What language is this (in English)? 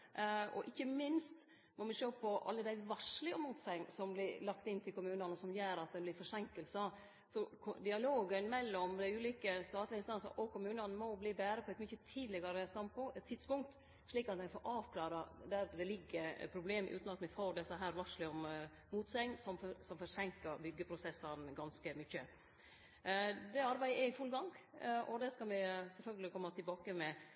Norwegian Nynorsk